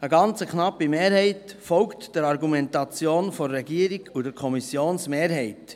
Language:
Swiss German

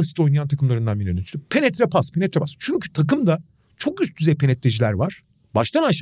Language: Turkish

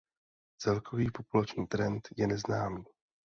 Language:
Czech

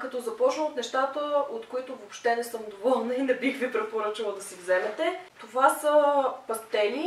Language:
Bulgarian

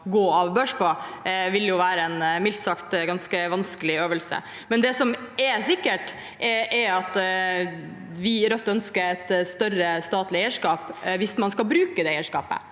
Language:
Norwegian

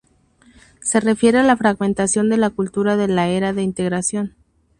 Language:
Spanish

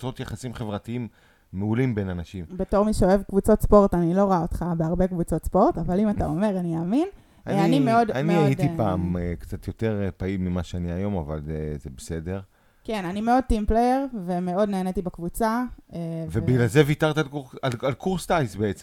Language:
Hebrew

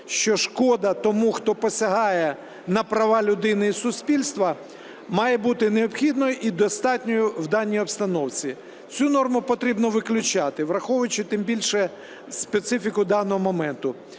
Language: Ukrainian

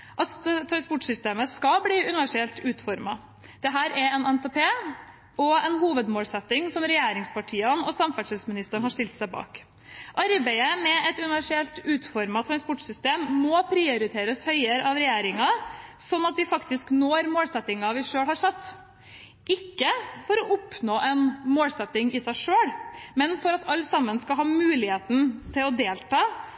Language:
Norwegian Bokmål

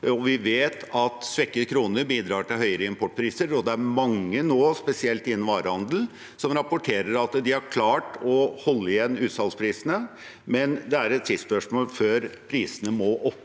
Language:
Norwegian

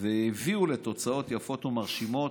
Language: Hebrew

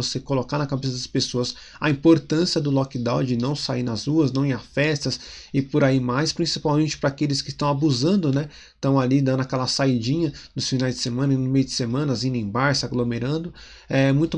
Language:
Portuguese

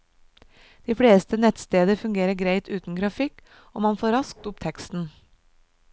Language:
Norwegian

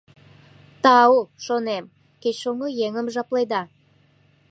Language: Mari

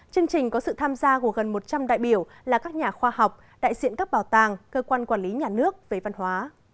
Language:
Vietnamese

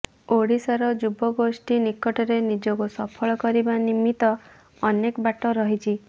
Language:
Odia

